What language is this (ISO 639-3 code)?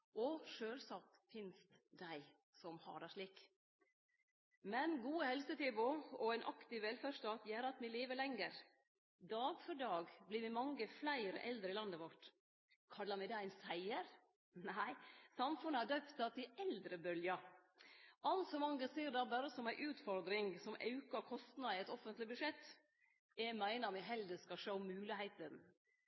nno